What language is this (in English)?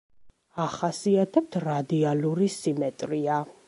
Georgian